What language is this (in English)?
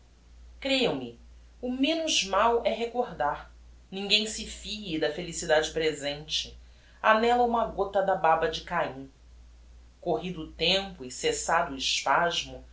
Portuguese